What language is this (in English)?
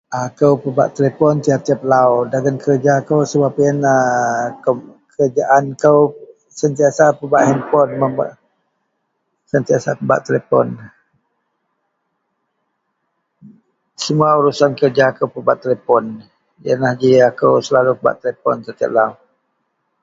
Central Melanau